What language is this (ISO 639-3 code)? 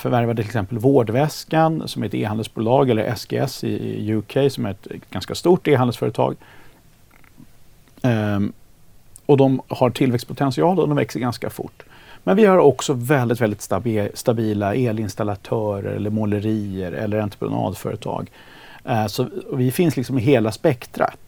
swe